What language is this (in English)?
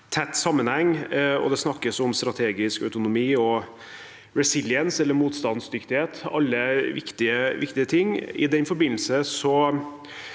Norwegian